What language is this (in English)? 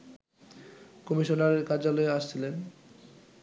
Bangla